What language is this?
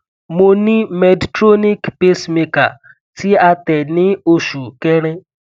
Yoruba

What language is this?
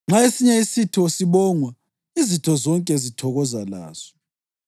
North Ndebele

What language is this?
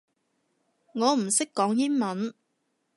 Cantonese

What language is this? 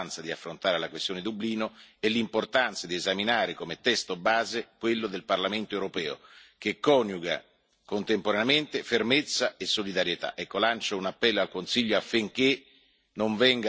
Italian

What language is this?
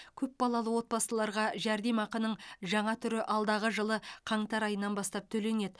Kazakh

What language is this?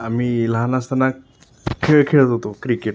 Marathi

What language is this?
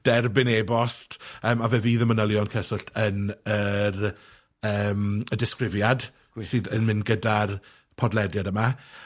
Welsh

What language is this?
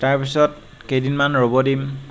Assamese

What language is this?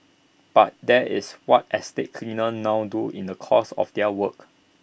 English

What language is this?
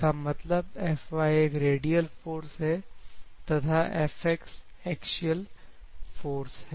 Hindi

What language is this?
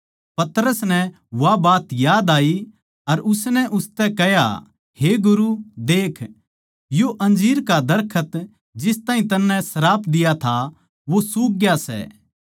Haryanvi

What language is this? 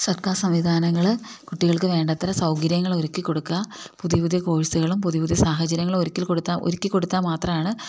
Malayalam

